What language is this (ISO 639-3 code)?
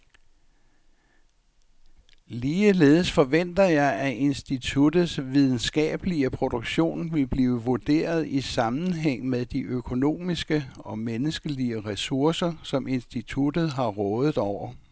dan